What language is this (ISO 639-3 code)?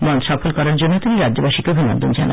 ben